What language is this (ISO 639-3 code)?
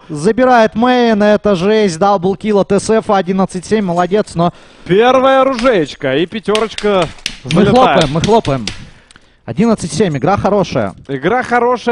rus